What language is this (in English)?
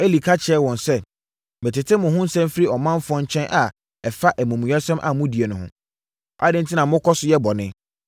Akan